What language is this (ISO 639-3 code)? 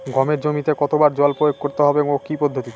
ben